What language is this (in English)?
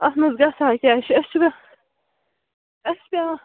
Kashmiri